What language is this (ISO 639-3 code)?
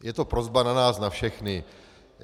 ces